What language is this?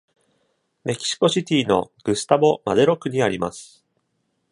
Japanese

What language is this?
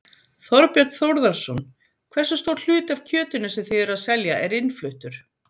Icelandic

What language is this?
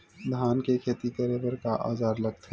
Chhattisgarhi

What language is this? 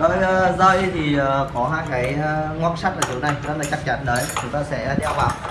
Vietnamese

